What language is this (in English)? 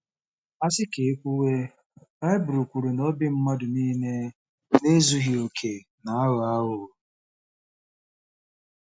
Igbo